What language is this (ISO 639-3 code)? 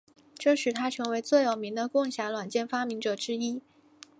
zho